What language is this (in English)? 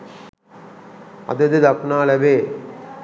Sinhala